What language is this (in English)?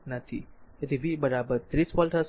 Gujarati